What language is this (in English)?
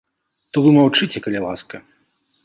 Belarusian